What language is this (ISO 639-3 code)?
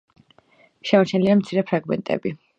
kat